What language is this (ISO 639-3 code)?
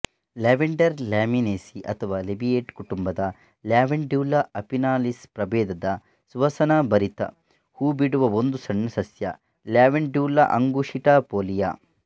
kan